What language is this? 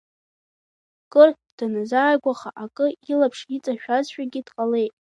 Abkhazian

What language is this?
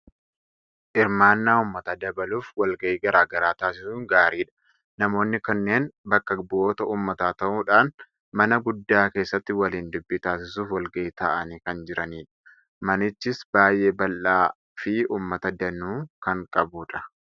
Oromo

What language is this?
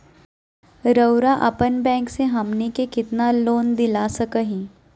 Magahi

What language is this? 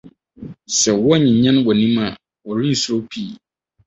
Akan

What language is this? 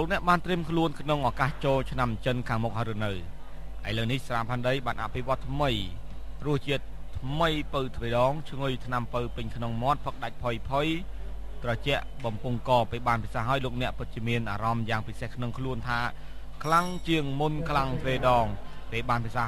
Thai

